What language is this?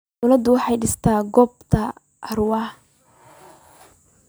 Somali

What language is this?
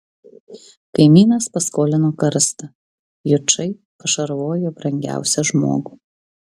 Lithuanian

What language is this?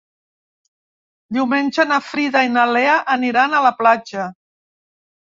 Catalan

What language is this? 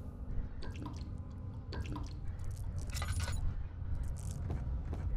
Turkish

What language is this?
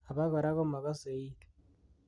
Kalenjin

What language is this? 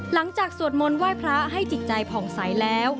Thai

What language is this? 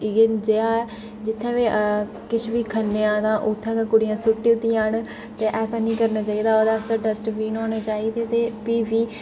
Dogri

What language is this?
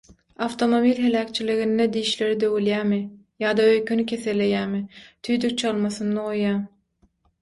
Turkmen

